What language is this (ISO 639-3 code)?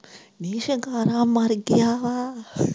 pan